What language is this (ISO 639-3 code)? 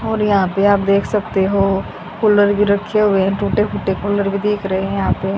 hin